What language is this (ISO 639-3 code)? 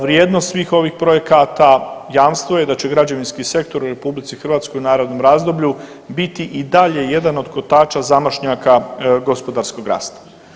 hrv